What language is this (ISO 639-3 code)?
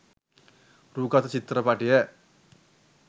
sin